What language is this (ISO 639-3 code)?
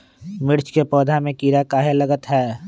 mag